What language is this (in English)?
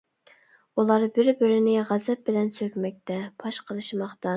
Uyghur